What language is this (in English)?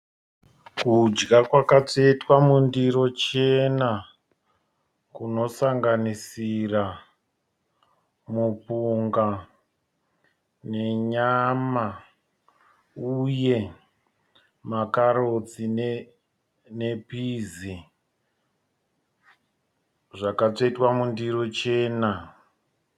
Shona